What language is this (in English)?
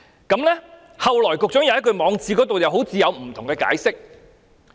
Cantonese